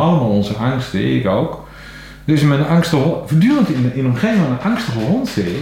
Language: Dutch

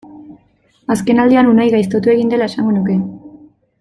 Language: Basque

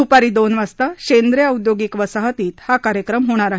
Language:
Marathi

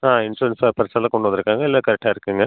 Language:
Tamil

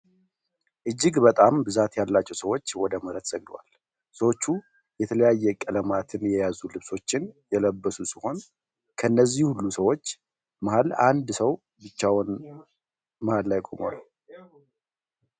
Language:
Amharic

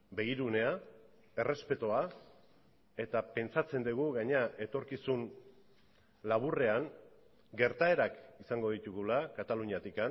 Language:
Basque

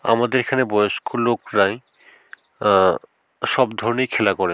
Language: Bangla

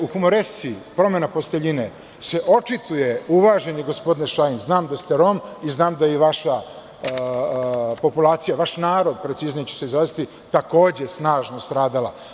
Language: Serbian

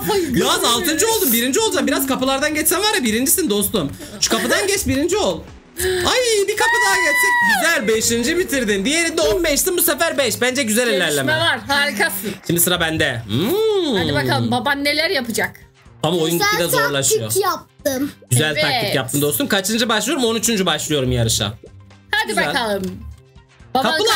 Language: Turkish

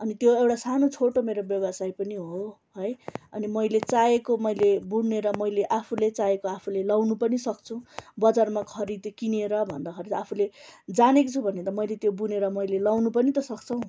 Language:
Nepali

